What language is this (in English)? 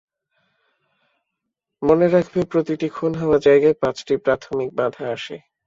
Bangla